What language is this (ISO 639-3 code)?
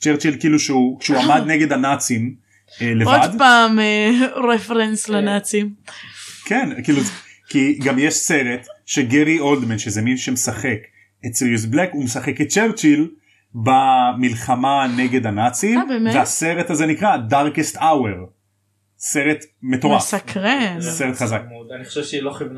heb